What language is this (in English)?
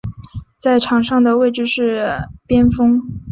Chinese